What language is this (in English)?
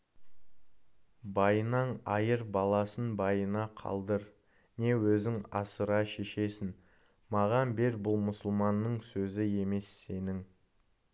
Kazakh